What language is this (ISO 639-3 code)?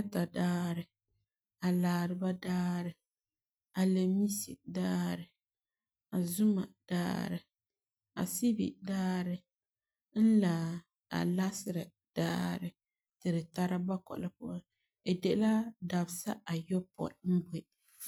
gur